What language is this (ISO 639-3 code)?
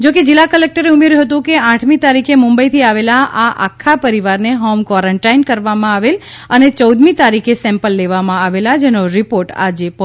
guj